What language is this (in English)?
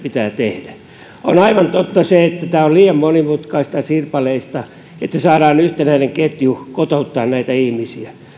Finnish